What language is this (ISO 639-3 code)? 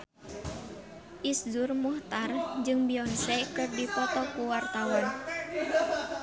sun